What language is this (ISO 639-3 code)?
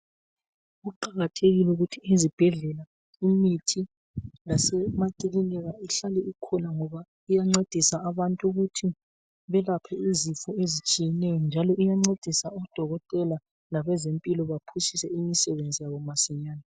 nde